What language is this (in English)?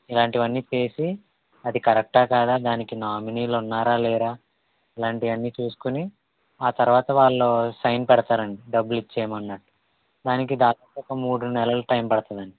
Telugu